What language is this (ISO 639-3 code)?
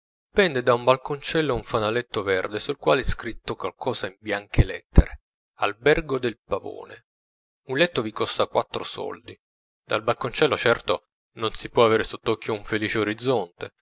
ita